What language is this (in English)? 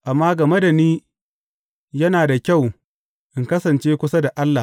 Hausa